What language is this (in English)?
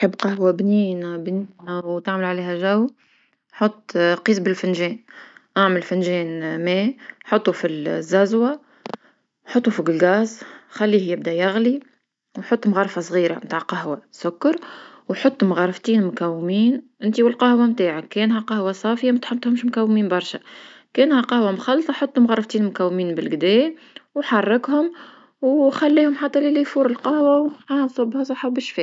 Tunisian Arabic